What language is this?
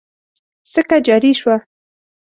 Pashto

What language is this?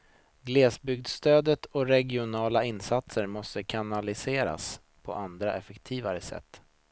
Swedish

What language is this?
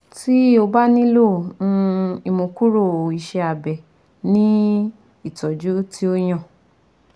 Yoruba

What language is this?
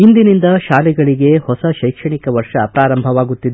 Kannada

